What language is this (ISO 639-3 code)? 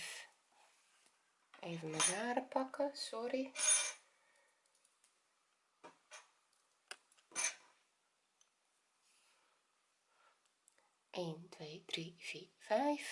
nld